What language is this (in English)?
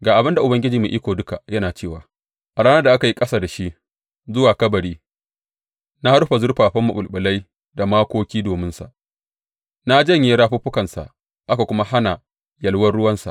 Hausa